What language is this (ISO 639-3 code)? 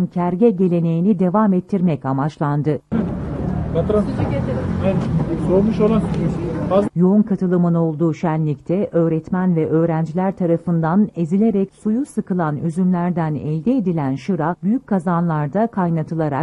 tur